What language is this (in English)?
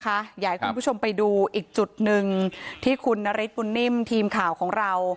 Thai